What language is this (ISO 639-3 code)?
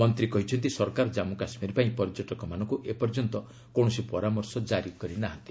ori